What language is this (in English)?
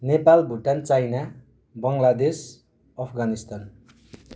Nepali